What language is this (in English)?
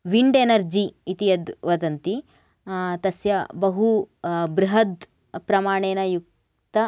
Sanskrit